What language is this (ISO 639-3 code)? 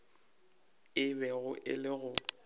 nso